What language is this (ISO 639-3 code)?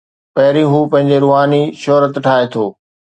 snd